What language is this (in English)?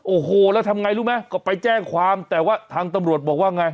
Thai